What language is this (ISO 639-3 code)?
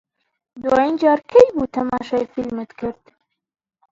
ckb